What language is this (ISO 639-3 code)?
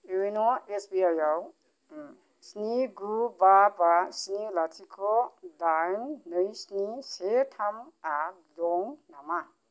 brx